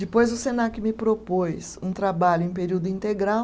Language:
Portuguese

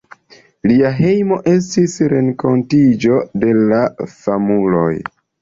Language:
Esperanto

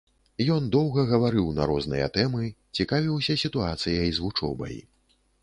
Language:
Belarusian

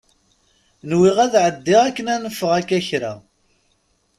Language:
Kabyle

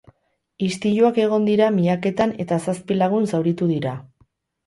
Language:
Basque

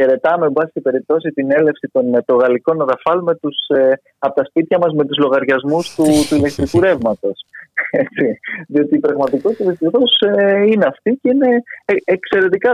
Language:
Greek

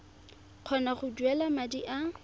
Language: Tswana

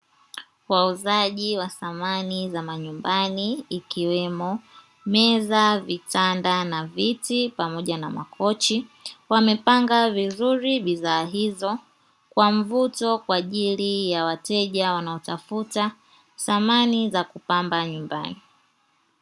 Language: Swahili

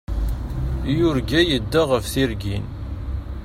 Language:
Kabyle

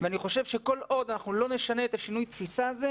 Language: Hebrew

